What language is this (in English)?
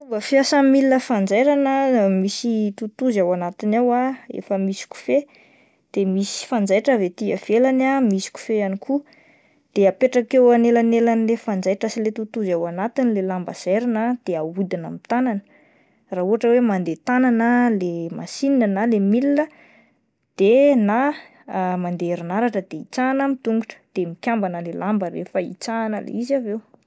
Malagasy